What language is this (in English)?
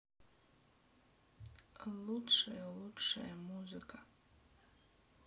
Russian